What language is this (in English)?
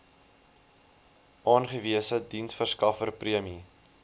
Afrikaans